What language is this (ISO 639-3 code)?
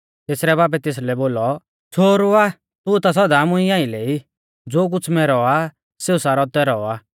bfz